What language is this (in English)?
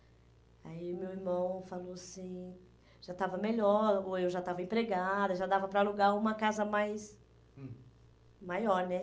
Portuguese